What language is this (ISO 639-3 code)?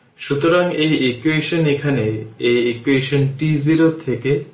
ben